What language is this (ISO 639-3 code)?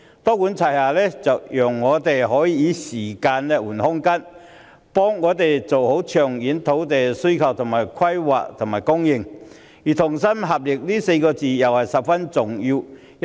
yue